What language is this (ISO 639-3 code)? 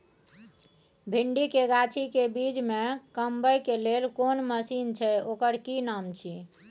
mai